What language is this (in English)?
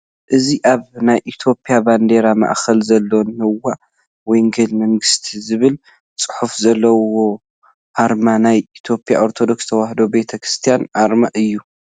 Tigrinya